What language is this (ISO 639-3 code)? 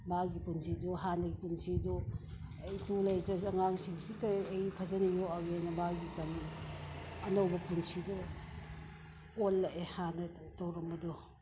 mni